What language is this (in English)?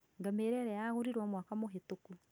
Kikuyu